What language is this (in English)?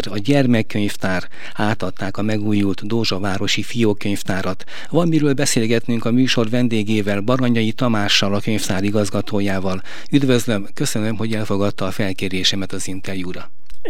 Hungarian